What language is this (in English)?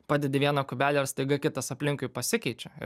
Lithuanian